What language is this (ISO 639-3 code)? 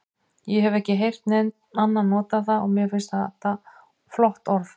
isl